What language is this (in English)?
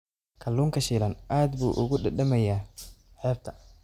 Somali